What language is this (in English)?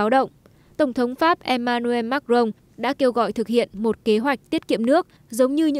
Vietnamese